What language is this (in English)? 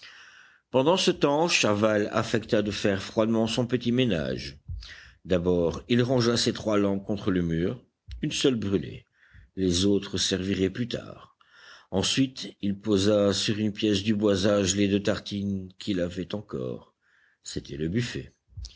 French